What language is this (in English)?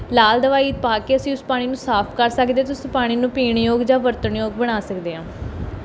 Punjabi